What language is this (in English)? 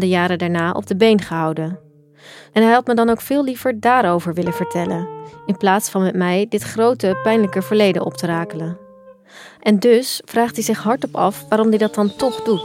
Dutch